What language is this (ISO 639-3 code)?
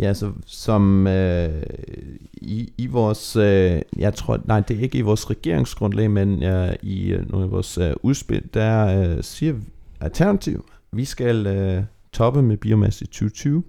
dan